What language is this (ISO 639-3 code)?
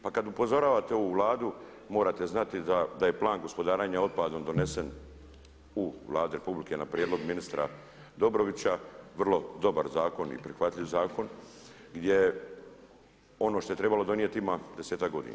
hrv